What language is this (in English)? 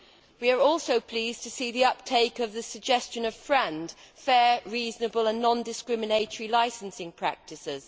English